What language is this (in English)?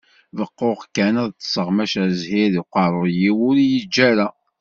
Kabyle